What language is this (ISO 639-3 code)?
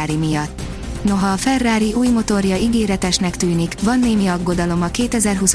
hun